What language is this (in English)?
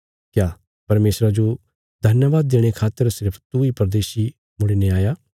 Bilaspuri